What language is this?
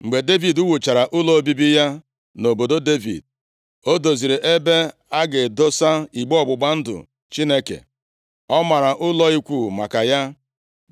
Igbo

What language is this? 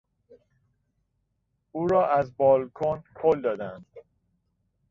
Persian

